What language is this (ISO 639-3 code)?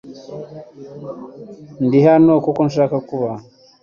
kin